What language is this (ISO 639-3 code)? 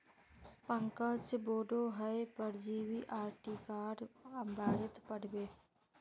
mag